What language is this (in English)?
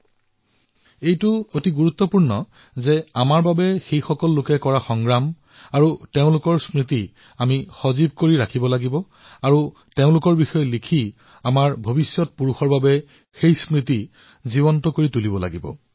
Assamese